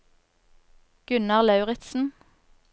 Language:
Norwegian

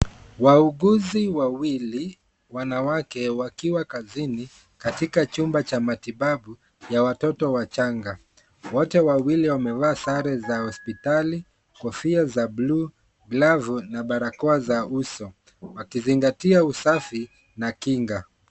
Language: Swahili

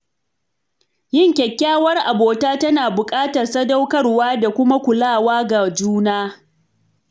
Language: Hausa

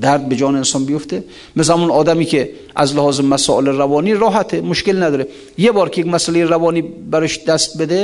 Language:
Persian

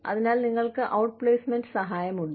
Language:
Malayalam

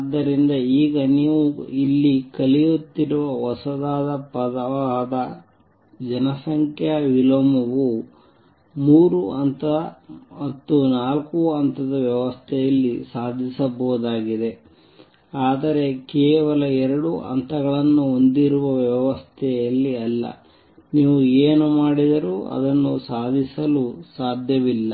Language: Kannada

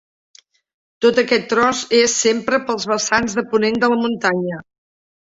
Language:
Catalan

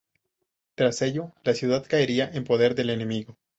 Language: Spanish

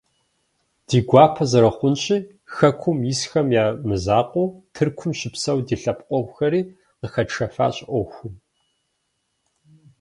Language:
Kabardian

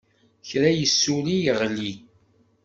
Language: Kabyle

